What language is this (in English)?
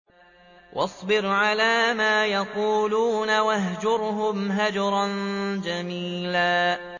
Arabic